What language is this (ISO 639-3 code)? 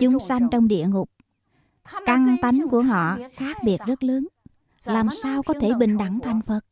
vie